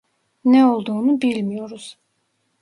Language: Turkish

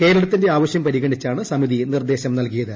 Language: Malayalam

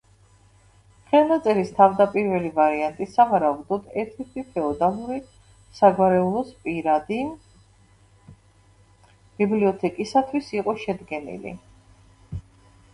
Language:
Georgian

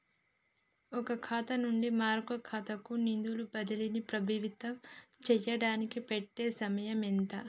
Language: Telugu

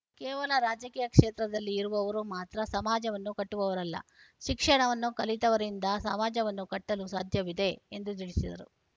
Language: Kannada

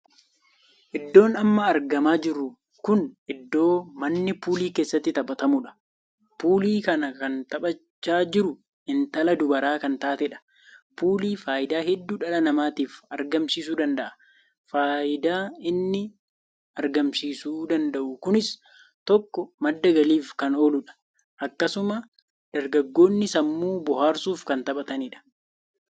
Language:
Oromo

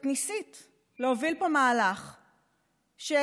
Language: Hebrew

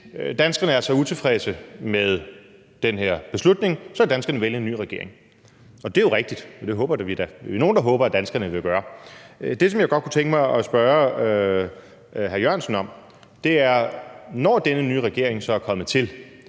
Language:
Danish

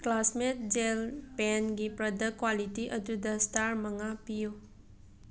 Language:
Manipuri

